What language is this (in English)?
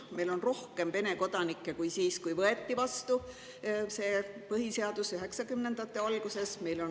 Estonian